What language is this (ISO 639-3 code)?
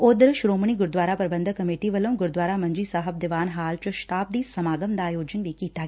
pan